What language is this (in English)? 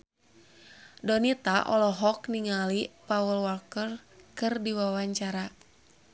Sundanese